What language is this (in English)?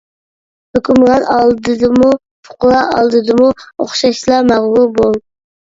Uyghur